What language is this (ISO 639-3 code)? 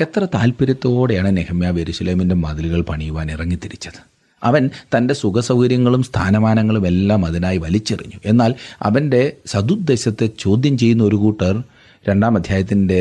mal